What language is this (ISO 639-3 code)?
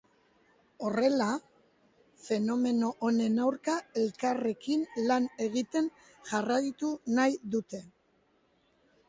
eus